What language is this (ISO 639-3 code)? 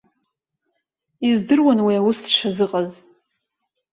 abk